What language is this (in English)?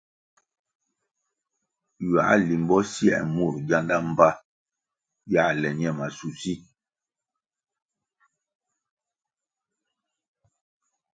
Kwasio